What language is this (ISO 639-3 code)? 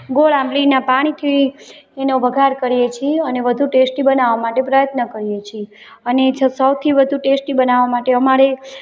guj